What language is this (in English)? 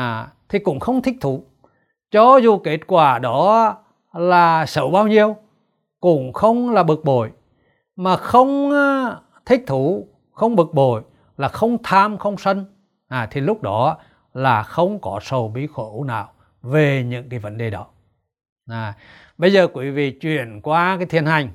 Vietnamese